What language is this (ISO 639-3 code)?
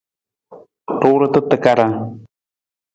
nmz